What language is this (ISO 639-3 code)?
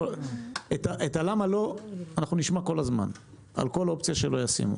heb